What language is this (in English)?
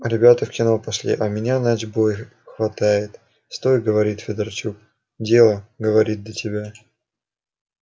Russian